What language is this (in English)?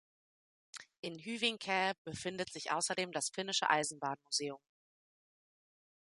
German